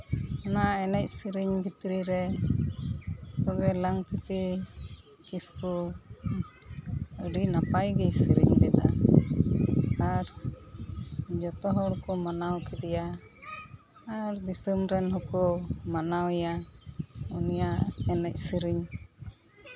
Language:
Santali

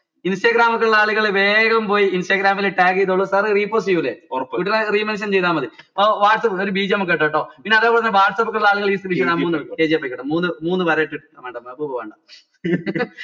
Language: Malayalam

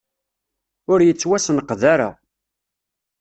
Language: Kabyle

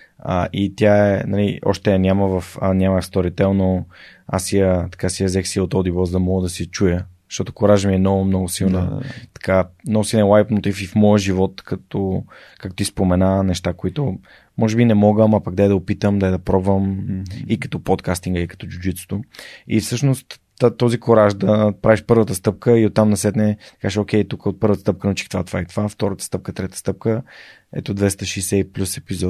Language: Bulgarian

